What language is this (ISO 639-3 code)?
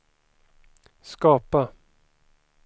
swe